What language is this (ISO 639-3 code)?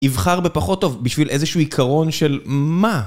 heb